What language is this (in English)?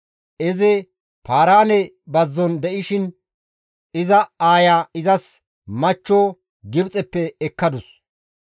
Gamo